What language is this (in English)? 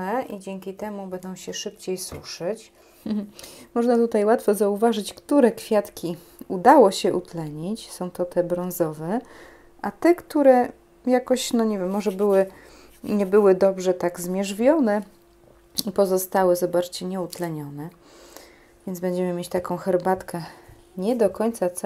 Polish